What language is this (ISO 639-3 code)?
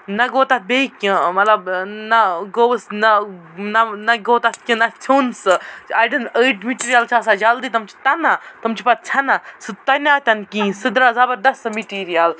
kas